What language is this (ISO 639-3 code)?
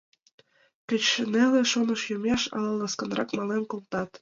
chm